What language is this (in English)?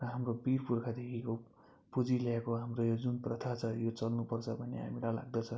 Nepali